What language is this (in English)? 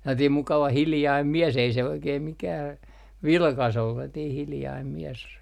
Finnish